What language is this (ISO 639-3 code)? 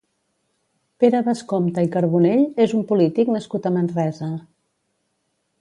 cat